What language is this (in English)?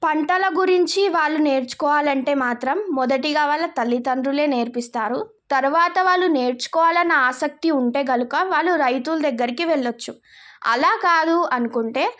Telugu